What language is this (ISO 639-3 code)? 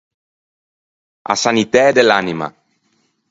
lij